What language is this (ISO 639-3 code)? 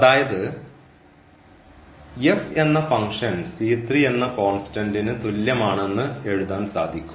mal